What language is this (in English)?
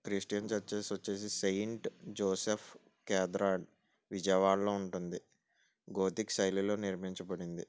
Telugu